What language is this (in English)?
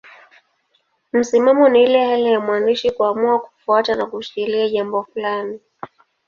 Swahili